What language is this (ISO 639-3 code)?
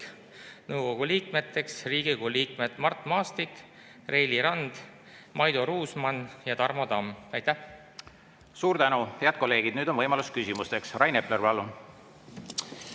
est